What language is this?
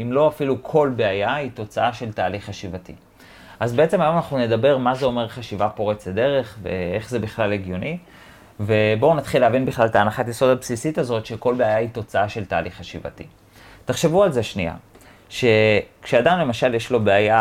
Hebrew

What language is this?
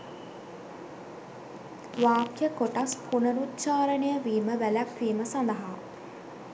Sinhala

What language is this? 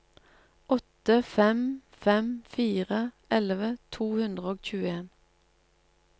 Norwegian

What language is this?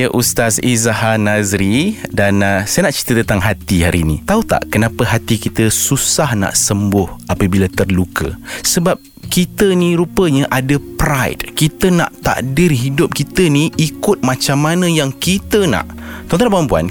Malay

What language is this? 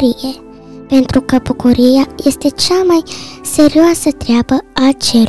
Romanian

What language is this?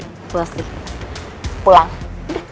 Indonesian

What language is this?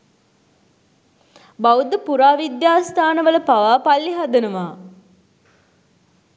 Sinhala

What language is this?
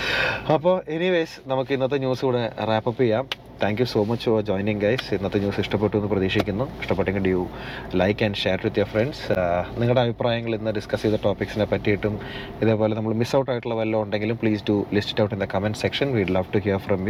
Malayalam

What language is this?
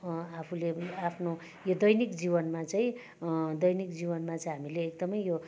Nepali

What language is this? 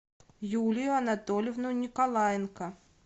Russian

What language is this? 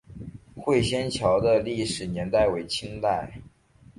Chinese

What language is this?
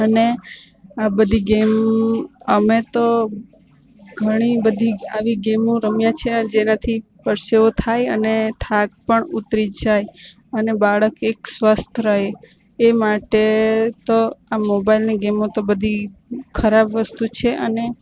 Gujarati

